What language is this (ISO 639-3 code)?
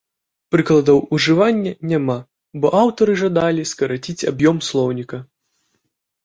bel